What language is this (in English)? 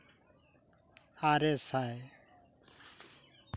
Santali